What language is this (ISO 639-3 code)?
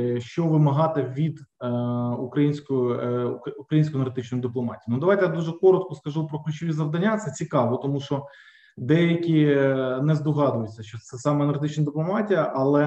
ukr